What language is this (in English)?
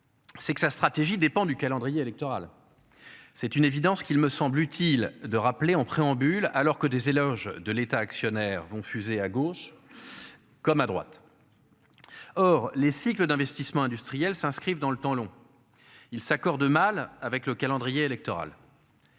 French